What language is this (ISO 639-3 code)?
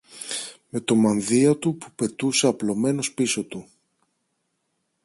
ell